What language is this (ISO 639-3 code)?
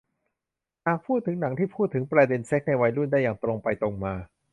tha